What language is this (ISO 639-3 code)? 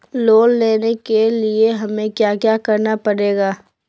mag